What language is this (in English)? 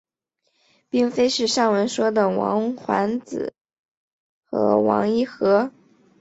Chinese